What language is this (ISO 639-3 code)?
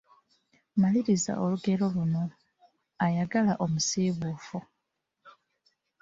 lug